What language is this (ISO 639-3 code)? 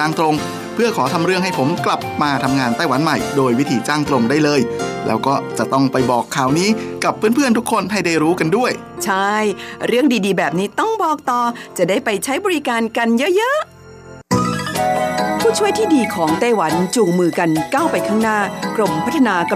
tha